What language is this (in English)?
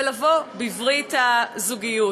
Hebrew